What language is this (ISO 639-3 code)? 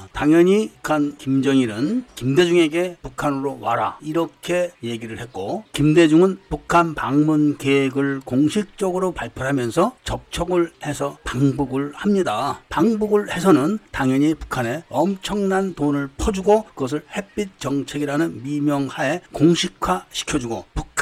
kor